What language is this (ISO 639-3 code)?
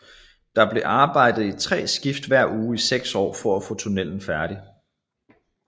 dan